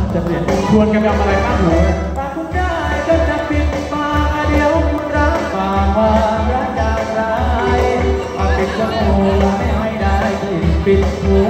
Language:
Thai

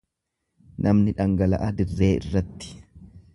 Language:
Oromo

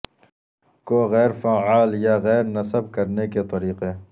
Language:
Urdu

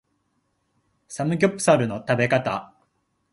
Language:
Japanese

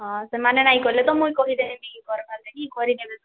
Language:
Odia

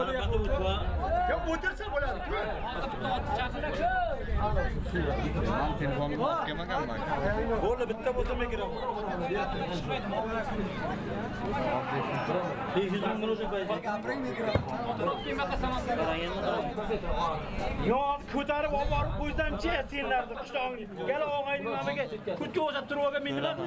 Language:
Turkish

